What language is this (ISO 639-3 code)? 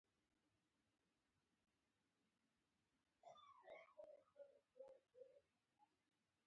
pus